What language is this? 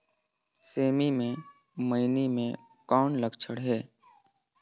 Chhattisgarhi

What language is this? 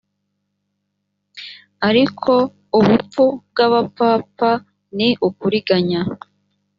Kinyarwanda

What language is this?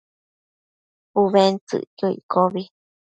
Matsés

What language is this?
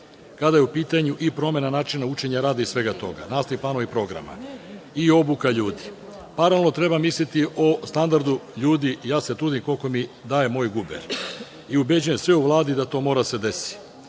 Serbian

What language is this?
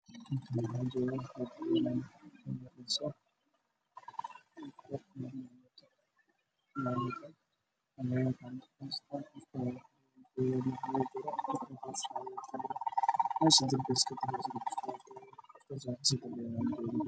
Somali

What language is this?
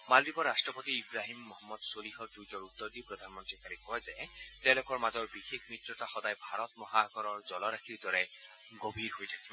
Assamese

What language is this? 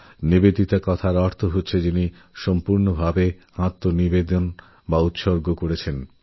Bangla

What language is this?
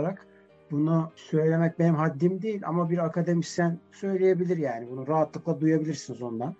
Turkish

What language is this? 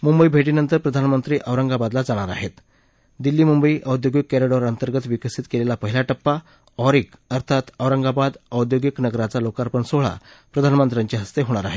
Marathi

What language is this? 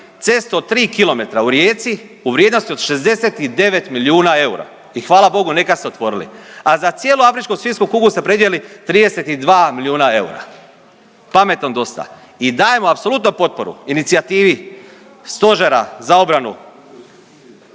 Croatian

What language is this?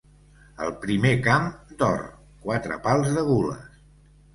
Catalan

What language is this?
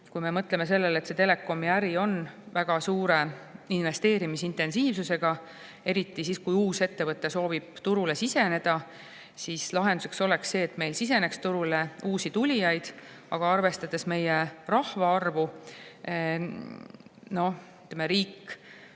Estonian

